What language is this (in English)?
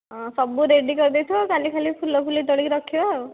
Odia